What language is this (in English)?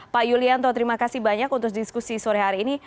Indonesian